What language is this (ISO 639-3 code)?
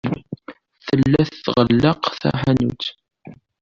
kab